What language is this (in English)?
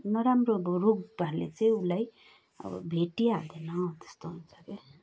Nepali